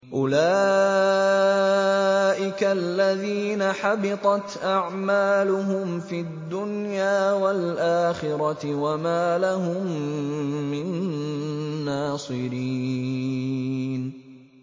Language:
Arabic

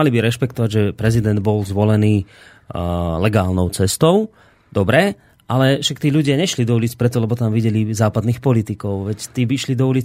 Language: Slovak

